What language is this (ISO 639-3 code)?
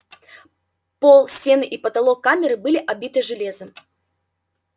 rus